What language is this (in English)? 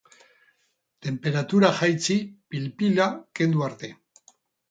Basque